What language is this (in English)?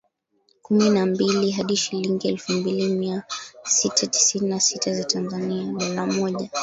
Swahili